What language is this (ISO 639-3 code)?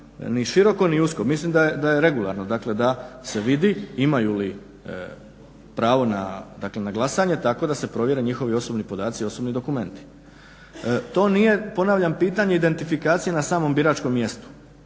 hrv